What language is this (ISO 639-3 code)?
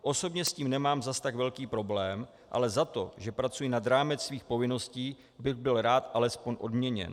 ces